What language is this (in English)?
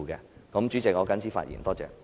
Cantonese